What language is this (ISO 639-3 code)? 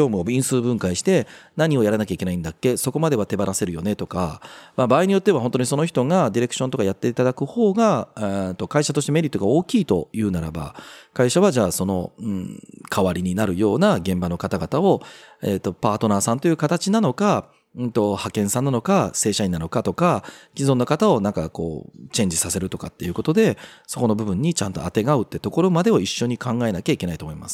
jpn